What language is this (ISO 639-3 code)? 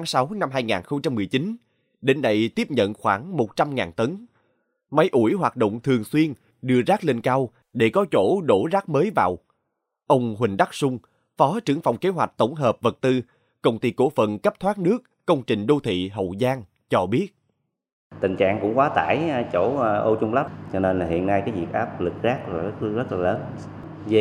vie